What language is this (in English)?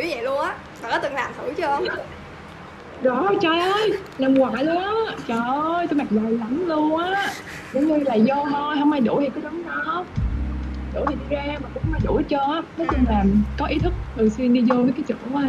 Vietnamese